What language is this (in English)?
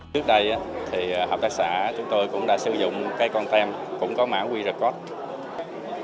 Vietnamese